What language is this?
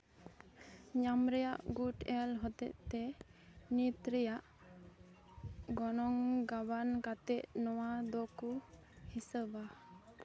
Santali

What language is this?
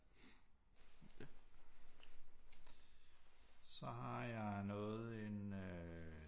Danish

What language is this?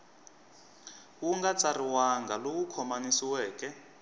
Tsonga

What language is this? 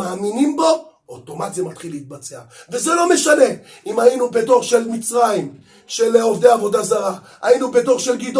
Hebrew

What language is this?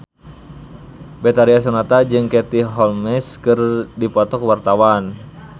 Sundanese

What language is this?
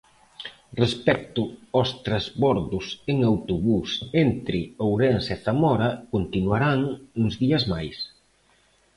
Galician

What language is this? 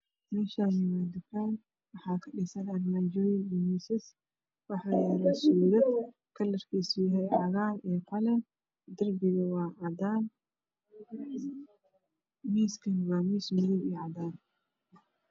Somali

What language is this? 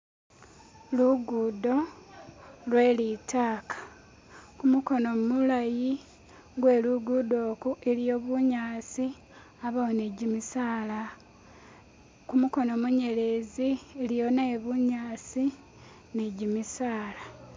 Masaaba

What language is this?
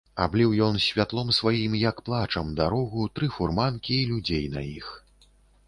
Belarusian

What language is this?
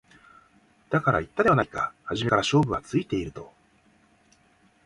Japanese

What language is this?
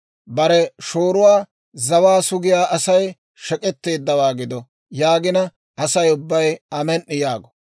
Dawro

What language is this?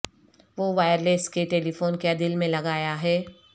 Urdu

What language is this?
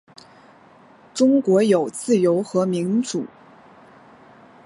Chinese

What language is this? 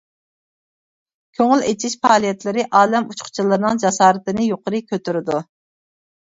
Uyghur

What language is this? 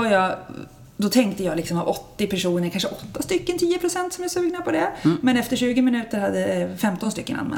Swedish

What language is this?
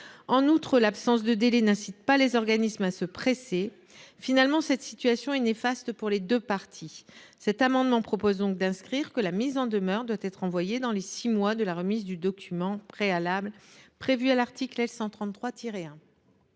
French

